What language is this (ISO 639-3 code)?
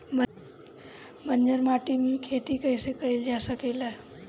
bho